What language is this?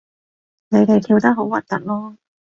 Cantonese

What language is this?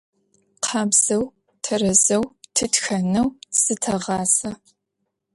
Adyghe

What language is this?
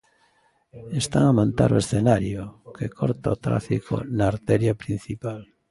Galician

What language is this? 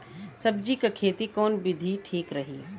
Bhojpuri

